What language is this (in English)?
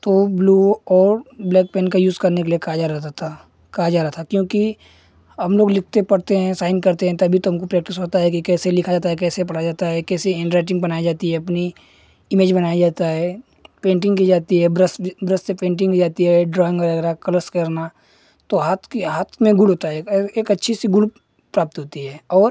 Hindi